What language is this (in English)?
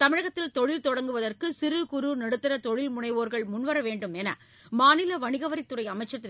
Tamil